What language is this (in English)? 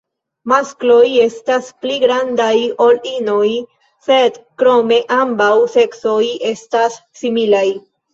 Esperanto